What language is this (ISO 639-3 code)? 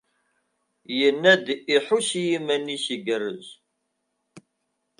kab